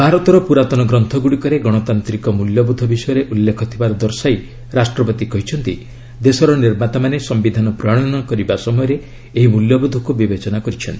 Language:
Odia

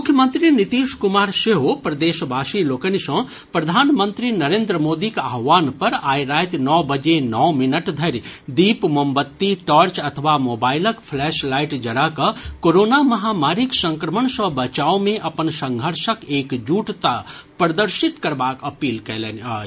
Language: Maithili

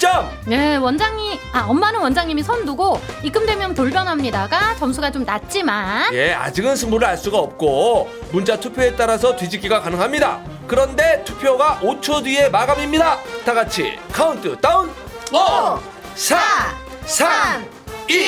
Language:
Korean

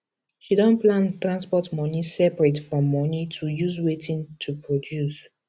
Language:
Nigerian Pidgin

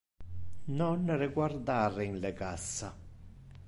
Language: Interlingua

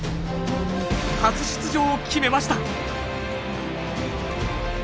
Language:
Japanese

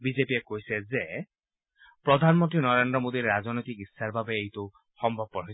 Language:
Assamese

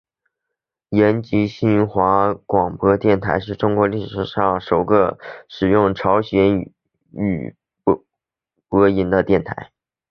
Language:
Chinese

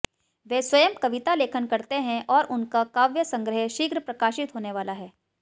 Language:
Hindi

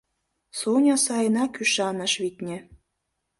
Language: Mari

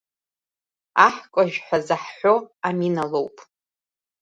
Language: Abkhazian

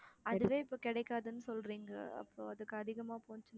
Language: Tamil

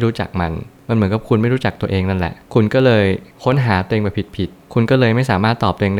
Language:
Thai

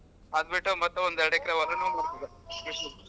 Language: Kannada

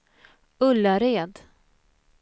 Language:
Swedish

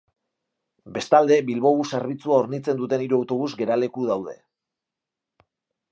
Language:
Basque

